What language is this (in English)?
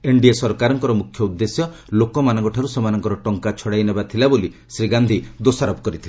Odia